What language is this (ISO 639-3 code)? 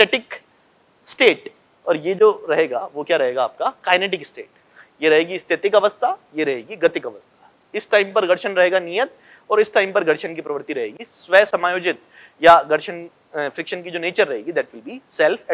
hin